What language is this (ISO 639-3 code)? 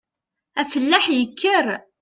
kab